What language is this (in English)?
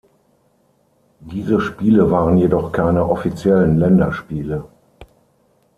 German